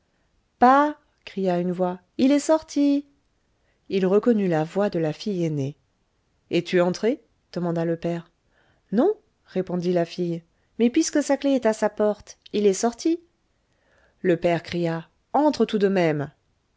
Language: French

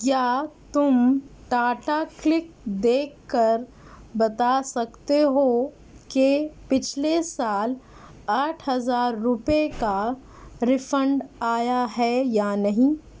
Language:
Urdu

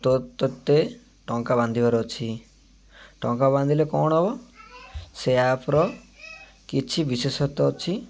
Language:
Odia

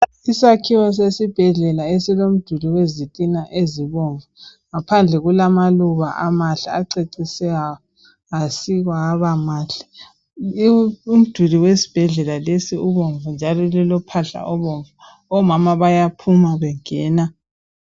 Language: North Ndebele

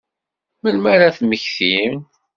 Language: Kabyle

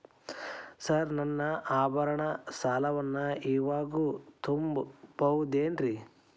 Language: Kannada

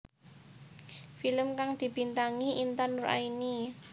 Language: Javanese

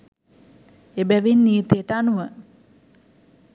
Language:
Sinhala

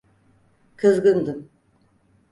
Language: Turkish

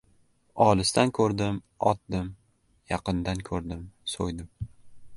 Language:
Uzbek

